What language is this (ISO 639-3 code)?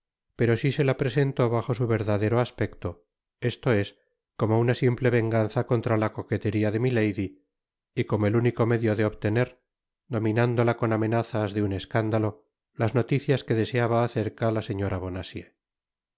spa